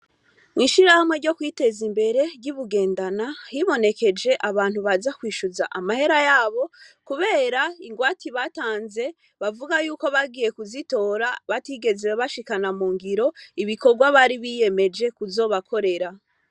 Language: Rundi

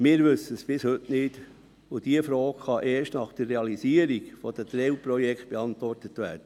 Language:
Swiss German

